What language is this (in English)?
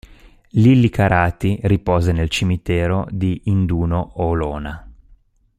Italian